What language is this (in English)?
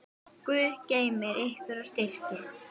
Icelandic